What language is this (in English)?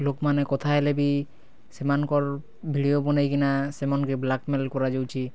Odia